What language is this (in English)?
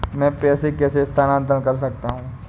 Hindi